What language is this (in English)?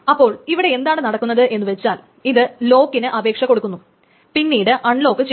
Malayalam